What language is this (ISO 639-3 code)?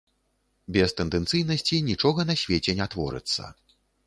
bel